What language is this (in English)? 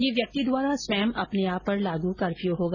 Hindi